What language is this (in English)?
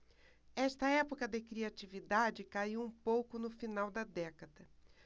Portuguese